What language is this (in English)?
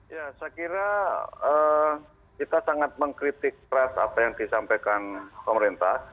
Indonesian